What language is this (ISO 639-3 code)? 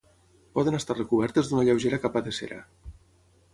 cat